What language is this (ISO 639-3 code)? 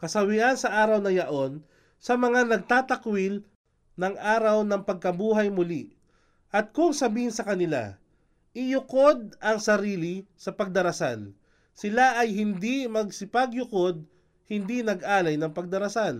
fil